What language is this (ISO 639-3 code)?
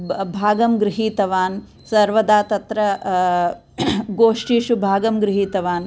san